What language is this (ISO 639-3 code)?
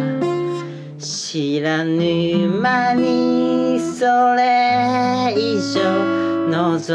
jpn